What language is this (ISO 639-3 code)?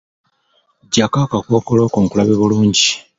lug